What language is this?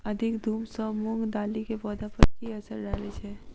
Maithili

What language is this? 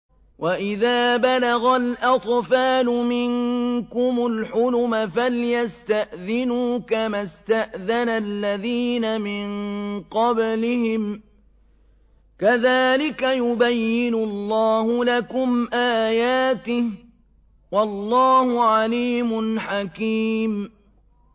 Arabic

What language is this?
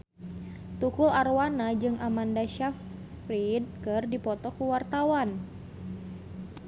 Sundanese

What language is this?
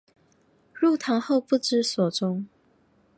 Chinese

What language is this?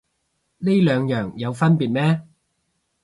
Cantonese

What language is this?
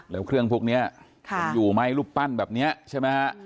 Thai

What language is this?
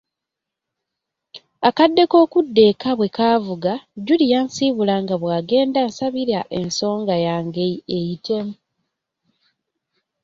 Ganda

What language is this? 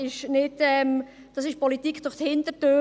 Swiss German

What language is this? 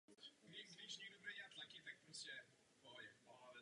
Czech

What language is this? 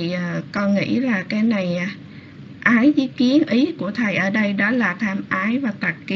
Vietnamese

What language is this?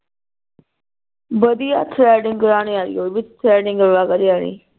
Punjabi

